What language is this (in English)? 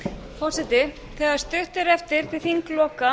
Icelandic